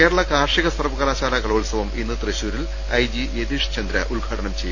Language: Malayalam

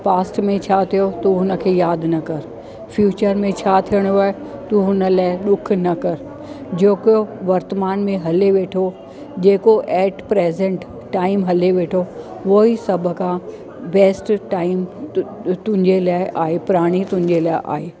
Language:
Sindhi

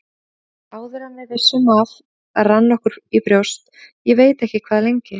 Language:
Icelandic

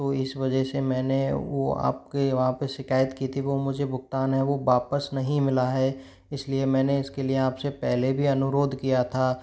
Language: Hindi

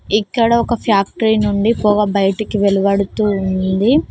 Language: Telugu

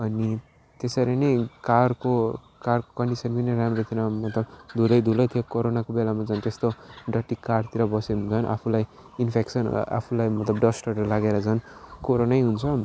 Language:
Nepali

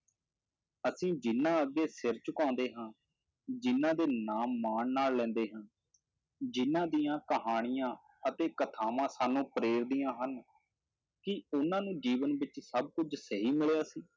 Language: Punjabi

